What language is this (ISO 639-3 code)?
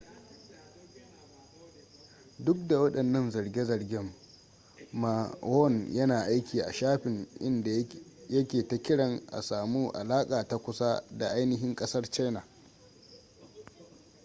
hau